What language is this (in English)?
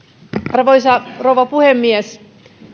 Finnish